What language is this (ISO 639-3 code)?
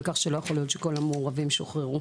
heb